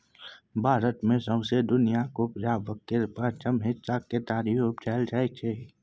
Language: Maithili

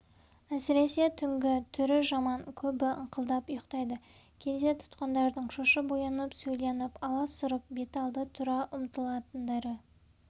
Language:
Kazakh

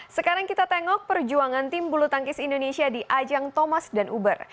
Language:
Indonesian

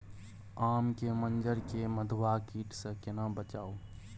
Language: Maithili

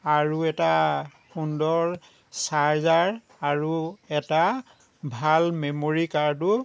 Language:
Assamese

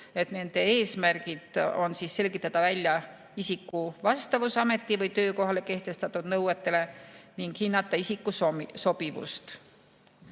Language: Estonian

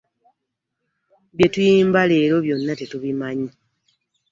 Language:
Ganda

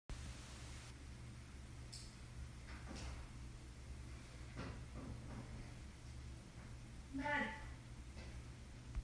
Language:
Hakha Chin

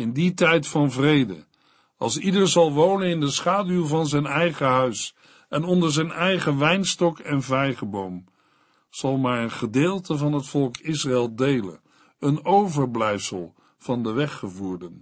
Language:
Dutch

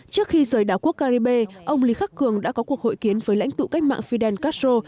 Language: Vietnamese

